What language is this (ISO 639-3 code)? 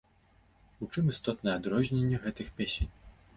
bel